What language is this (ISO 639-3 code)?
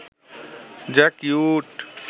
ben